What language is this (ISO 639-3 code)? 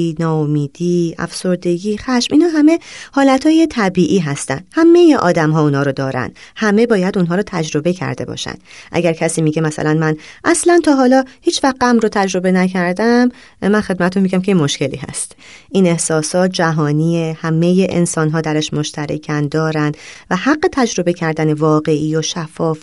fas